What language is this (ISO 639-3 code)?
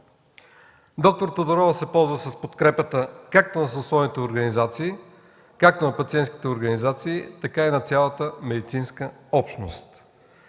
bul